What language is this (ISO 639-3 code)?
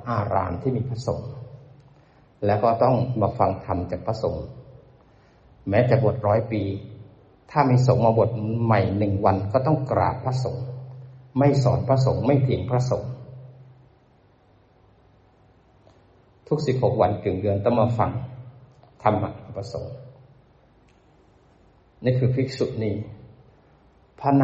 tha